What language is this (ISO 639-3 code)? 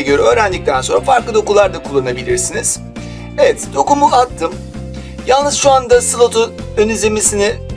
tur